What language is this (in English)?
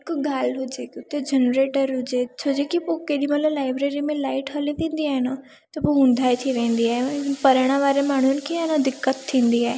Sindhi